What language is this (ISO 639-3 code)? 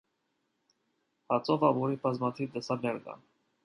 hye